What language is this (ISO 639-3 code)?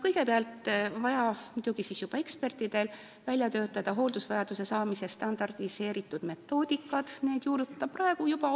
est